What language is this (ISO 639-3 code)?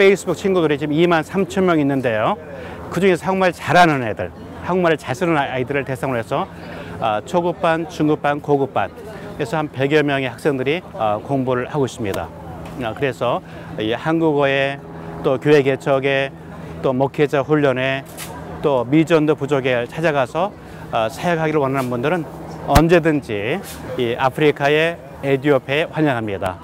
kor